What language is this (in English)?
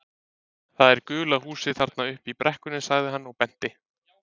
Icelandic